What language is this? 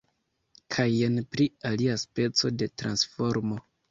Esperanto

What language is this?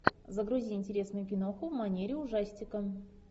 Russian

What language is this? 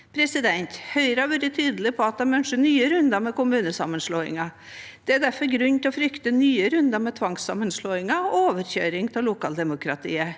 Norwegian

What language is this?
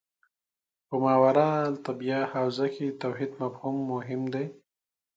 Pashto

